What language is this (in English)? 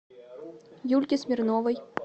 Russian